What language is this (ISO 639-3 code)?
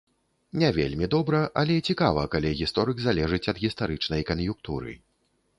bel